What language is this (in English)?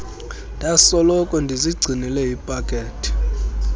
Xhosa